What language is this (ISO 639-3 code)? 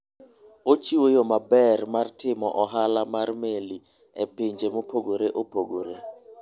luo